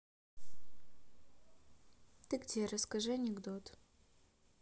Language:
Russian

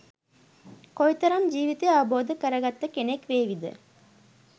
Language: Sinhala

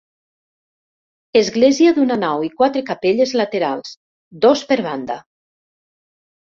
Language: Catalan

